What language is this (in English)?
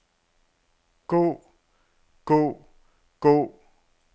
Danish